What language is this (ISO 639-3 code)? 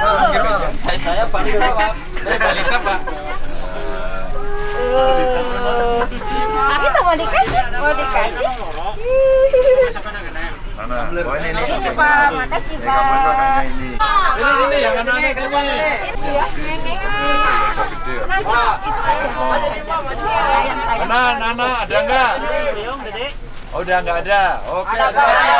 ind